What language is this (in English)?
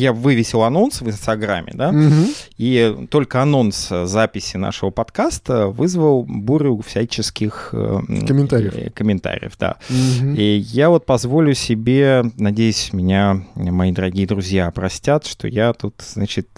Russian